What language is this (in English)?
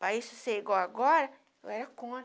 Portuguese